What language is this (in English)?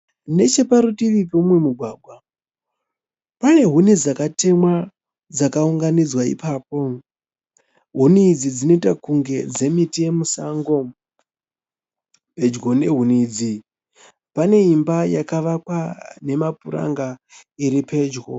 Shona